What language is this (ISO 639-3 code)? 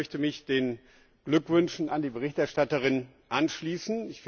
deu